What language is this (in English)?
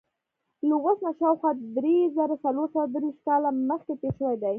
Pashto